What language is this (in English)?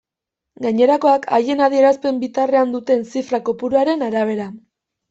Basque